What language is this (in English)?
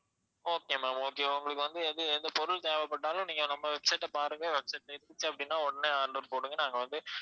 Tamil